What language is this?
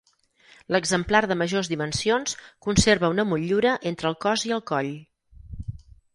Catalan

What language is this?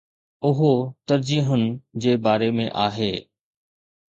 Sindhi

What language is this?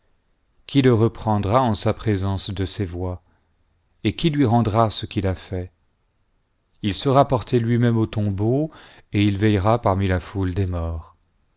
French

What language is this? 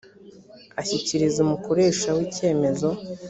Kinyarwanda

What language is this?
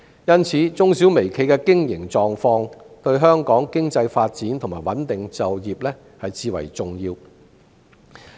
Cantonese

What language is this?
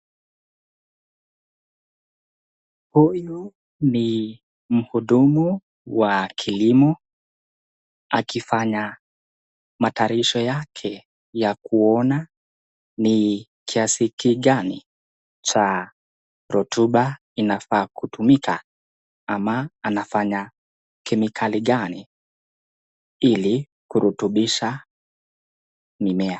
Swahili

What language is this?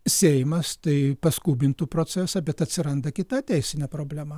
Lithuanian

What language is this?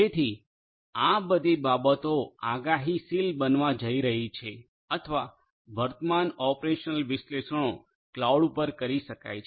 Gujarati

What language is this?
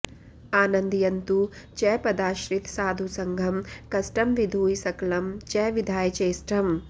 Sanskrit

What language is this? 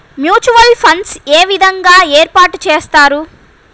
Telugu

